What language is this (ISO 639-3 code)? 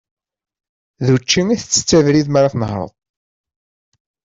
kab